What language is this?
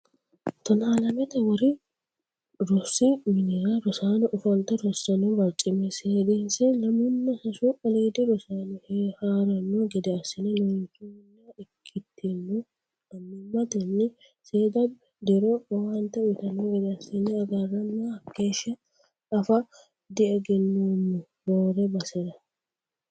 Sidamo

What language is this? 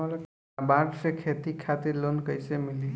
Bhojpuri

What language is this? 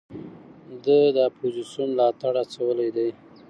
Pashto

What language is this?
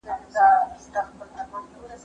Pashto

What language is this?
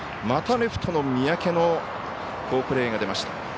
Japanese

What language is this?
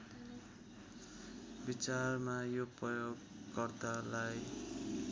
Nepali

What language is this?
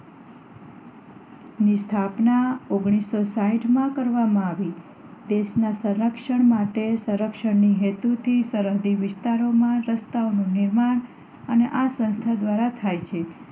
Gujarati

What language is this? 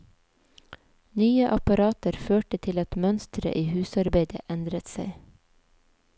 Norwegian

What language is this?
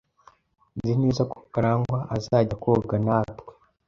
Kinyarwanda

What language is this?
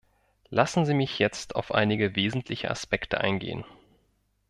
German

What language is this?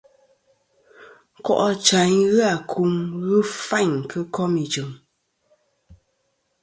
Kom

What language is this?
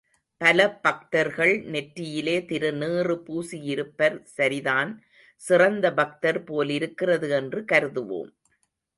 Tamil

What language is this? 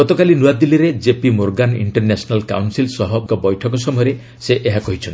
Odia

